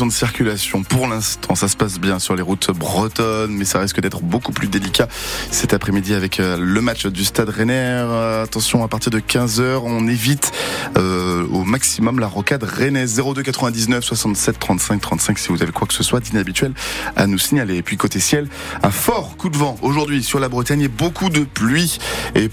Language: French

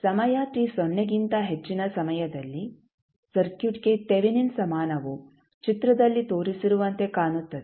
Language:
Kannada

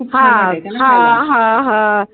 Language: Marathi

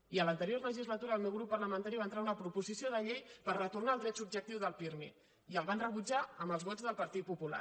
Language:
Catalan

